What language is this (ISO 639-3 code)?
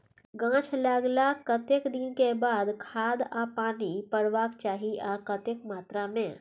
mai